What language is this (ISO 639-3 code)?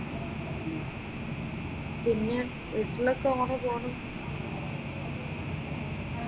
mal